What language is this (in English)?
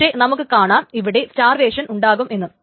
Malayalam